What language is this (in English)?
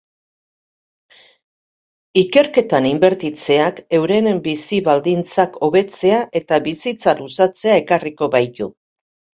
Basque